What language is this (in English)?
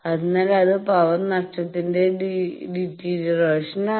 Malayalam